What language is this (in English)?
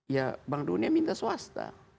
Indonesian